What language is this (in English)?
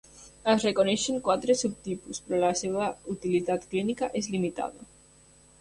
Catalan